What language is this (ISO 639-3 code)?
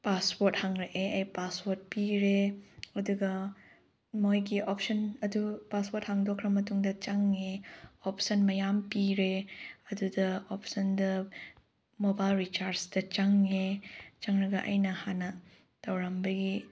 mni